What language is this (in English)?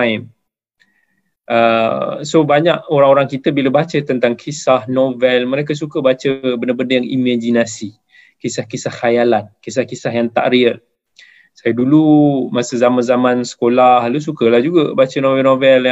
Malay